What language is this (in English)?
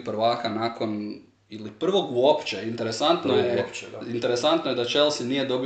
Croatian